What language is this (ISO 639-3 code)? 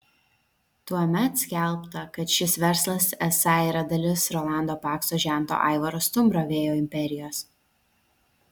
lit